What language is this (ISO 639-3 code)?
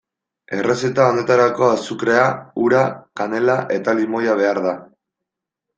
eus